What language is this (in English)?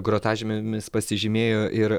Lithuanian